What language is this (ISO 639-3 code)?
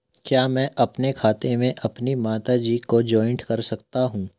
hin